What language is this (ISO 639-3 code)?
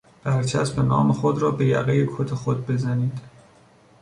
fas